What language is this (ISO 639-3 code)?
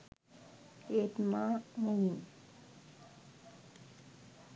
sin